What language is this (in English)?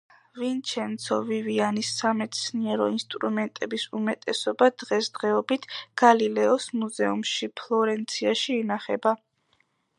Georgian